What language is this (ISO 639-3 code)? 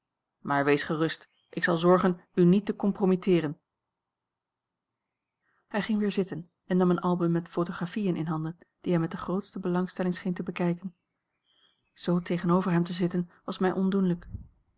nld